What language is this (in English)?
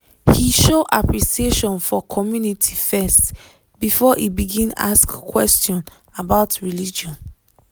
Nigerian Pidgin